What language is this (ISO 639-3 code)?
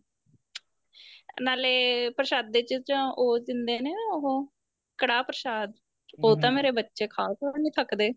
pan